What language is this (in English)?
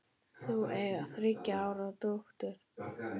Icelandic